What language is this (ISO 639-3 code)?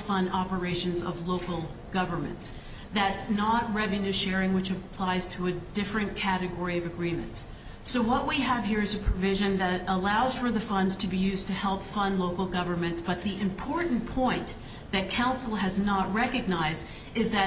eng